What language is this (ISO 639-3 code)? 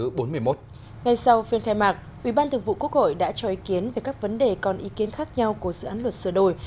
vie